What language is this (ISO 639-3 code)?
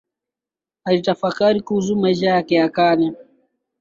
swa